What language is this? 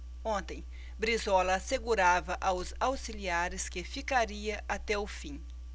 Portuguese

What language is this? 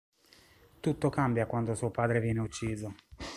Italian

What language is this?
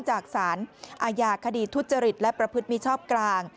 Thai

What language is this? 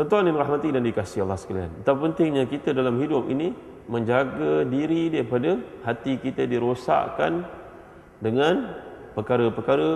Malay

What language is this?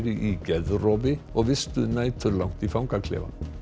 Icelandic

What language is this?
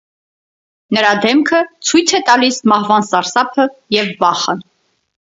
Armenian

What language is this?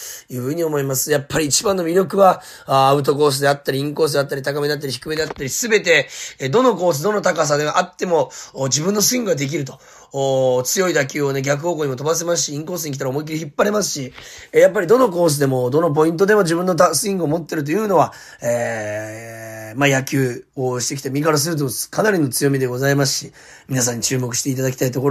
Japanese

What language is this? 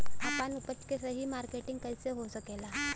Bhojpuri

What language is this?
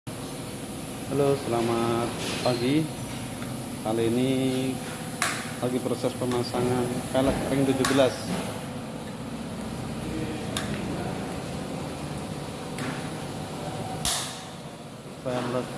Indonesian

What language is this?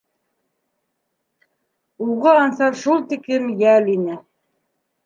Bashkir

